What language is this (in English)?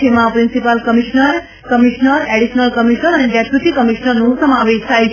Gujarati